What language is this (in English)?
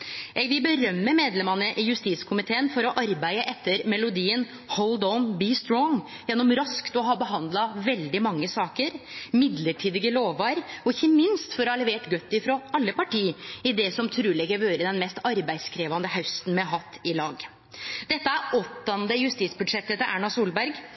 Norwegian Nynorsk